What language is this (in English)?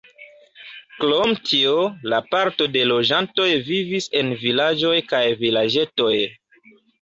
Esperanto